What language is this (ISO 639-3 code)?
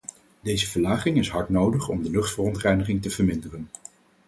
nld